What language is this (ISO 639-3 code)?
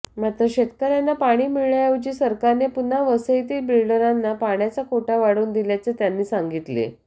mar